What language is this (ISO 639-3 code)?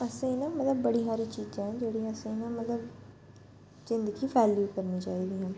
doi